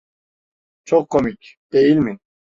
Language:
Turkish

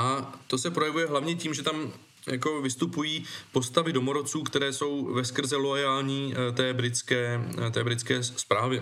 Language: Czech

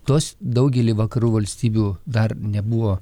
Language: Lithuanian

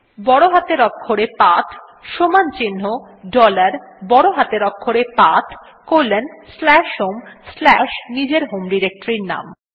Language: Bangla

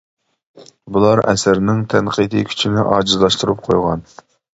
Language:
Uyghur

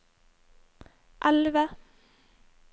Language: Norwegian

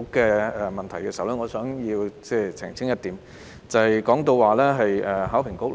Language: Cantonese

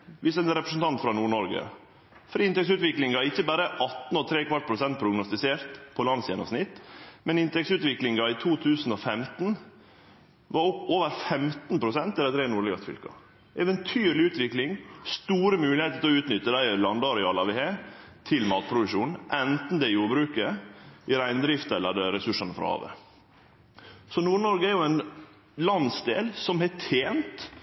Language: Norwegian Nynorsk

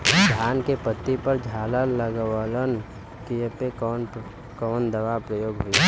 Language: Bhojpuri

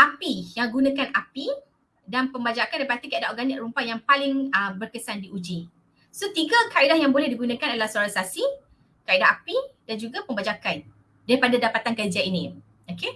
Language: Malay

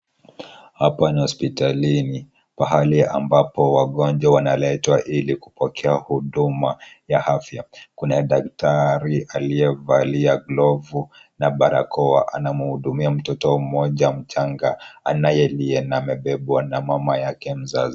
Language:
Swahili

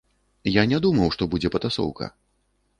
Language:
Belarusian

